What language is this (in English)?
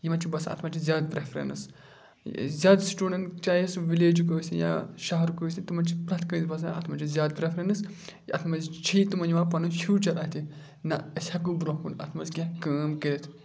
Kashmiri